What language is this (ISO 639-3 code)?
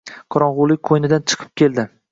uzb